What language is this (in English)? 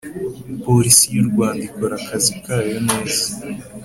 Kinyarwanda